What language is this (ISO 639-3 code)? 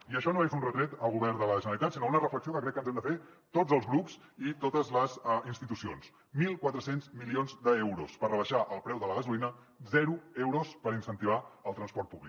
cat